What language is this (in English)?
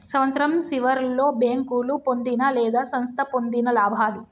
Telugu